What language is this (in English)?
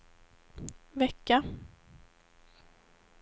Swedish